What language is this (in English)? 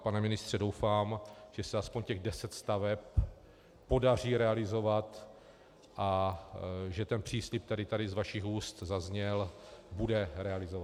Czech